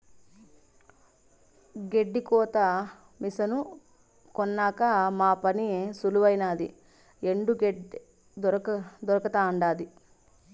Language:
Telugu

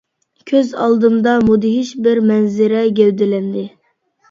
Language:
Uyghur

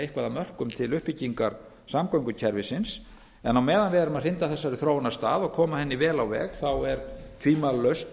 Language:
Icelandic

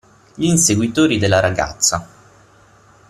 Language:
Italian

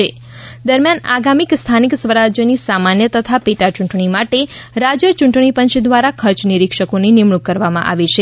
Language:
Gujarati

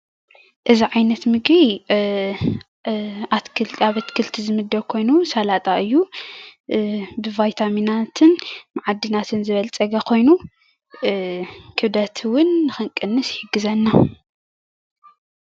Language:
Tigrinya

